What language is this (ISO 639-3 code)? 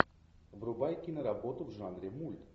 rus